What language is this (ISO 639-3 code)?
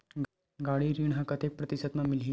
hne